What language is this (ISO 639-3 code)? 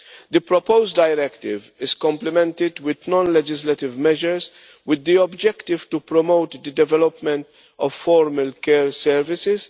eng